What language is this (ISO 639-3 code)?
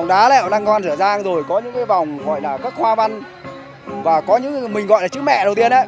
vie